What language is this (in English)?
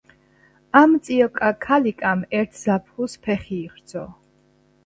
Georgian